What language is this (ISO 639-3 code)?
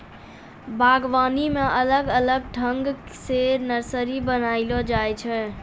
mai